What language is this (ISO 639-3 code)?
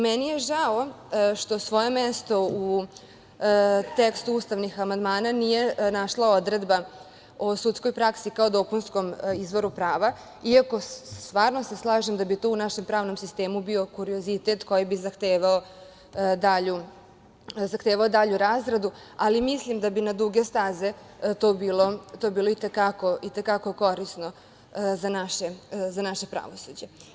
srp